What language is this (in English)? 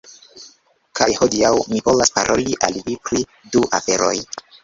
Esperanto